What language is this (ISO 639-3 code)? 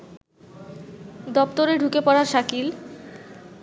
ben